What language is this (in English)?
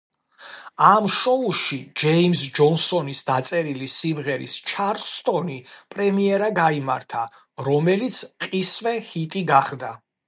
Georgian